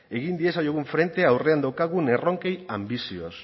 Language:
Basque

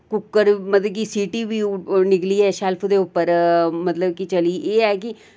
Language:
Dogri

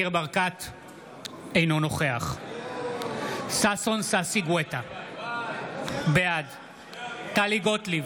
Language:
Hebrew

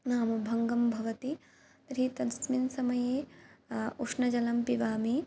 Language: Sanskrit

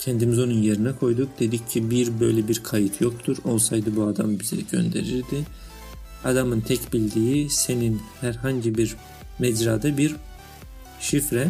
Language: Turkish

